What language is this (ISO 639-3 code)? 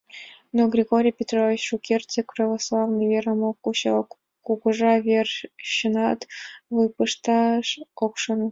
chm